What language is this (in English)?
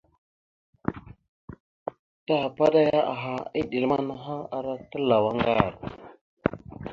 Mada (Cameroon)